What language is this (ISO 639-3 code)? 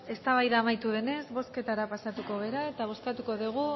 eus